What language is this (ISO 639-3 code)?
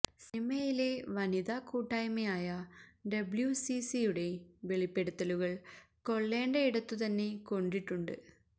mal